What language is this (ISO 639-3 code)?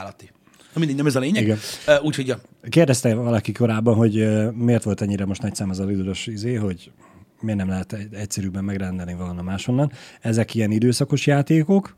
hun